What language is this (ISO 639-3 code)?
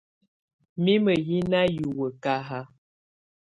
tvu